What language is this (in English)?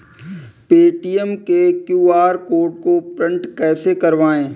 Hindi